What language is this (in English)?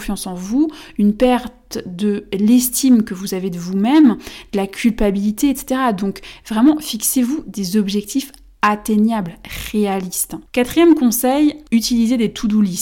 French